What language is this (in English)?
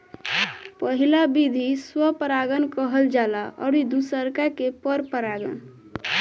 Bhojpuri